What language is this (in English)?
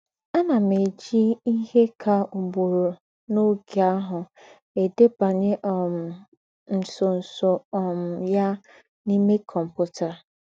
Igbo